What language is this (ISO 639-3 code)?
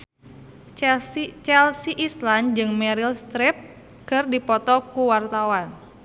sun